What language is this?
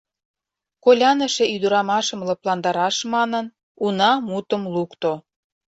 Mari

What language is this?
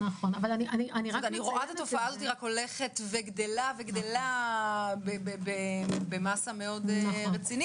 Hebrew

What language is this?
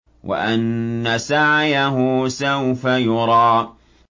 Arabic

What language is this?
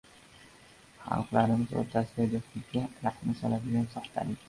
Uzbek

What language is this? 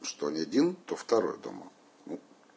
Russian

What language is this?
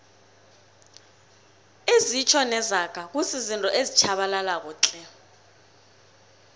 South Ndebele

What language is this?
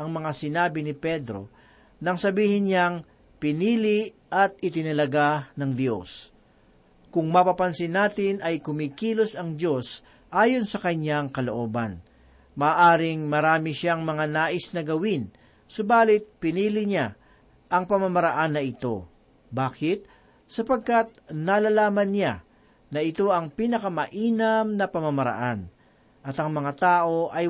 Filipino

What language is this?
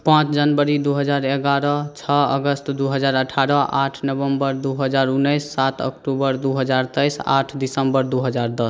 Maithili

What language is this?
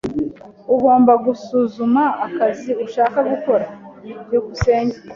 Kinyarwanda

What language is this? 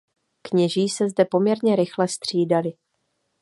Czech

